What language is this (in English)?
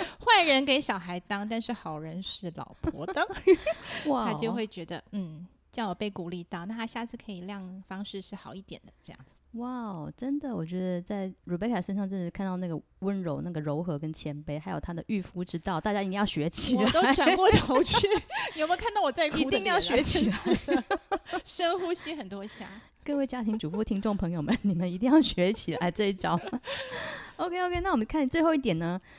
Chinese